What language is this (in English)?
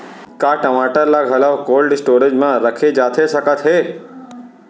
Chhattisgarhi